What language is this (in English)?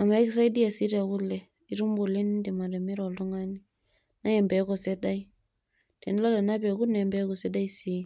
Masai